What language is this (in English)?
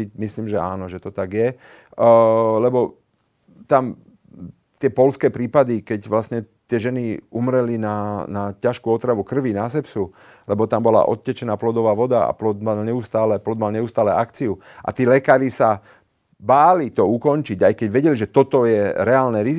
Slovak